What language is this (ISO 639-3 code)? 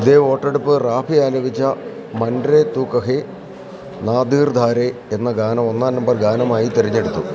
mal